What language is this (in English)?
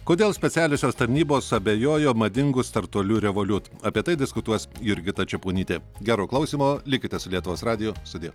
Lithuanian